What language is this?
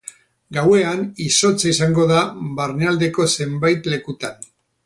Basque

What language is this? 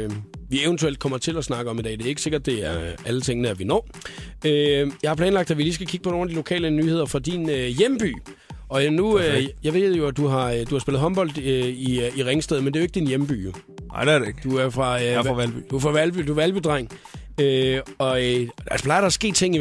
Danish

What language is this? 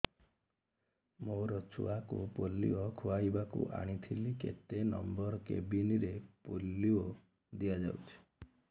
Odia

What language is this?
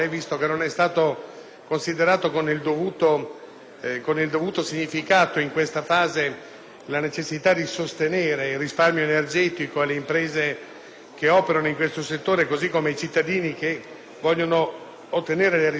Italian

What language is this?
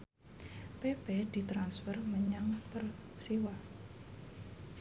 Javanese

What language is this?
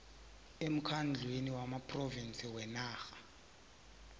South Ndebele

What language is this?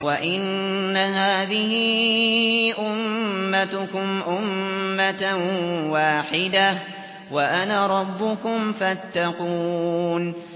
Arabic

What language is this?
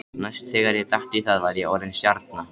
Icelandic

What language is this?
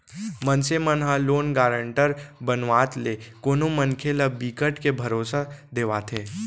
Chhattisgarhi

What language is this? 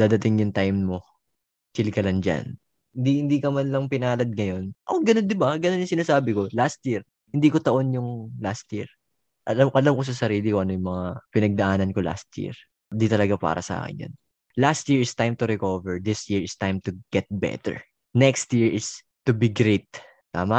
Filipino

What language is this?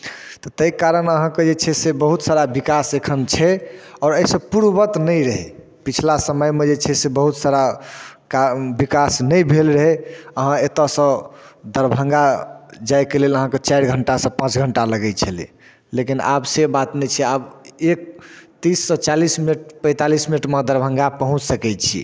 Maithili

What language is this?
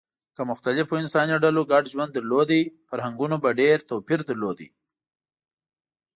Pashto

